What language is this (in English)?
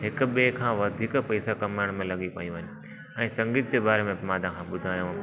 Sindhi